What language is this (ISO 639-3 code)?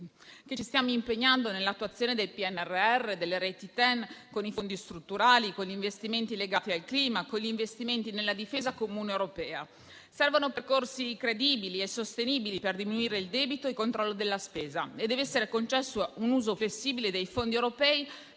ita